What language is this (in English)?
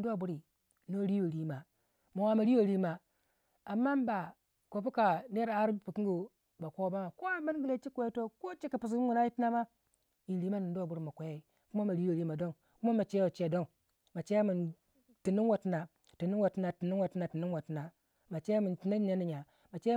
Waja